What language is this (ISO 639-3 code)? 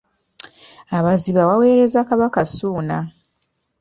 lug